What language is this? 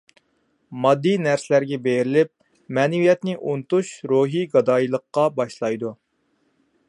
Uyghur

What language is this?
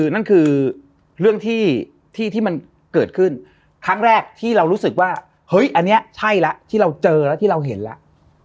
Thai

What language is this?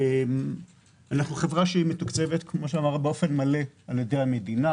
Hebrew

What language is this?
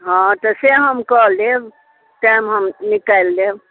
Maithili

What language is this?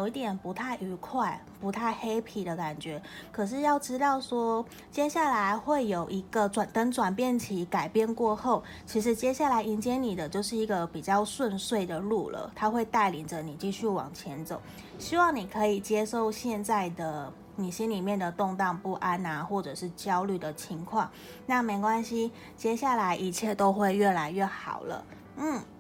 Chinese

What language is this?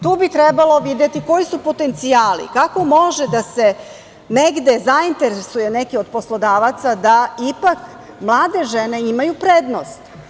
Serbian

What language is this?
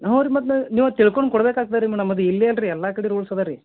Kannada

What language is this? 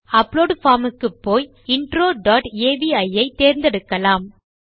Tamil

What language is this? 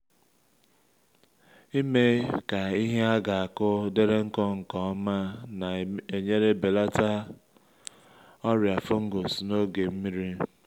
Igbo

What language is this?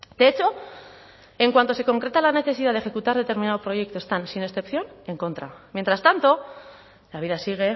Spanish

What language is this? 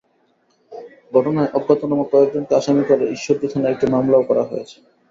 Bangla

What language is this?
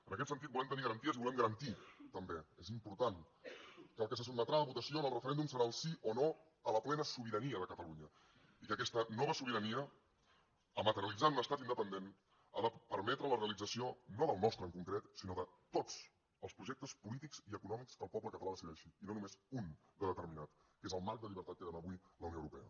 Catalan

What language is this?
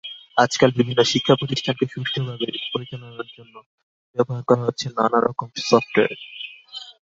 Bangla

